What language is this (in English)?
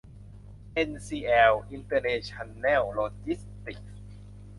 Thai